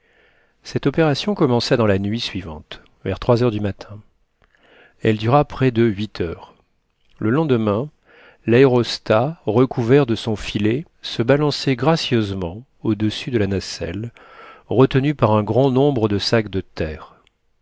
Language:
French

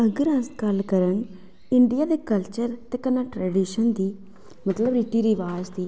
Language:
Dogri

